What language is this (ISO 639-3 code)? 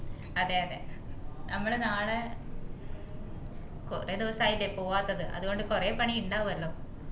mal